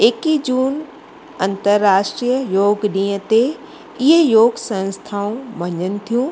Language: Sindhi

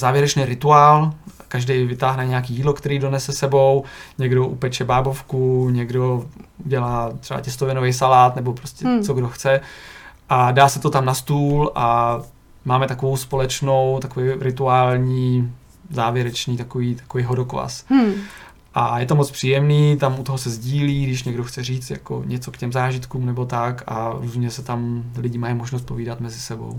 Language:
Czech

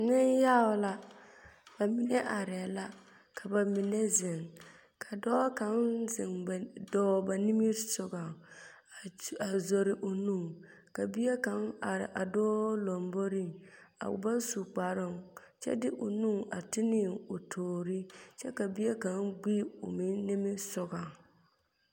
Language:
Southern Dagaare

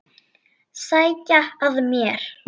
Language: Icelandic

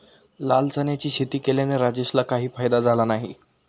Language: Marathi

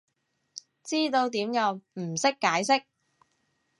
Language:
Cantonese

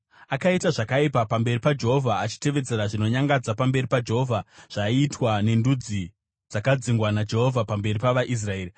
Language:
Shona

